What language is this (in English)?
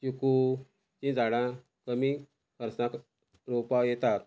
Konkani